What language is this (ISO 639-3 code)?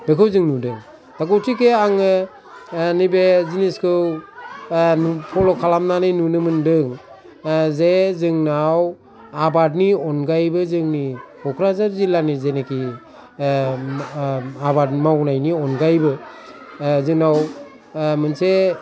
brx